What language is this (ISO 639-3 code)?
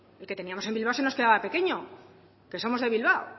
spa